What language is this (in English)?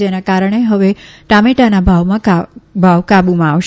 Gujarati